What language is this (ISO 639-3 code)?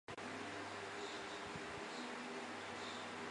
zho